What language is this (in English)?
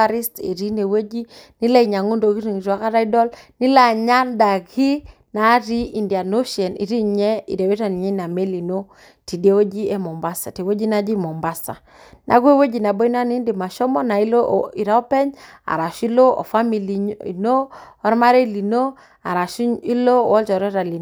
Masai